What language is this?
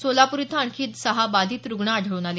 Marathi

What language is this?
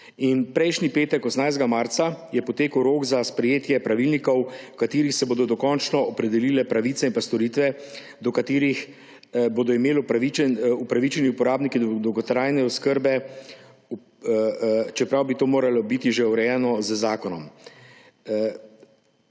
Slovenian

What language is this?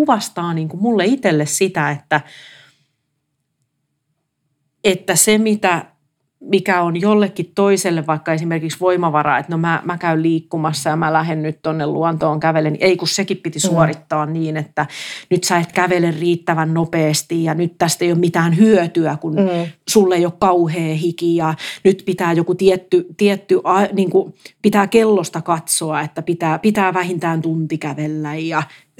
Finnish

